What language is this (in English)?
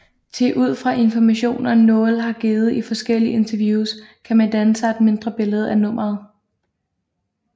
Danish